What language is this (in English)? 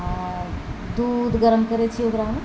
Maithili